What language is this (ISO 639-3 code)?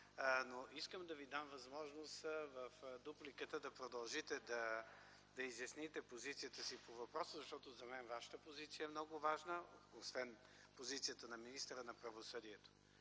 bul